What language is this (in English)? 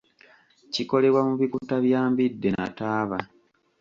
Ganda